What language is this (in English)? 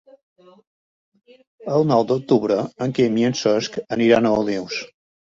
Catalan